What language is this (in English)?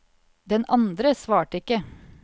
Norwegian